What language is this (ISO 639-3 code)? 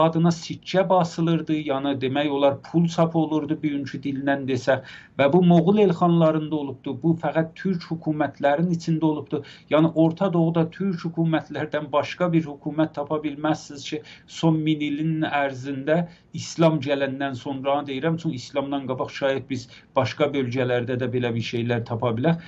tur